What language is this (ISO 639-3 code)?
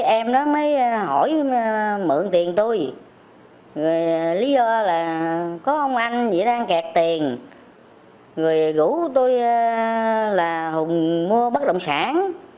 vie